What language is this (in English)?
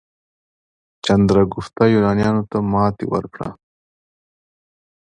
Pashto